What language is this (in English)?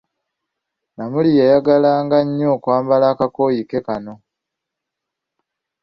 Ganda